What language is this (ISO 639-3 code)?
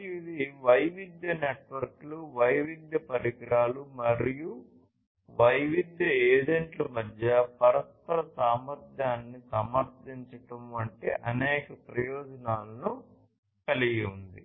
tel